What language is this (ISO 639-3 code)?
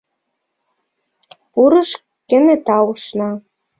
chm